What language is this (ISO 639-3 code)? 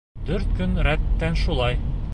bak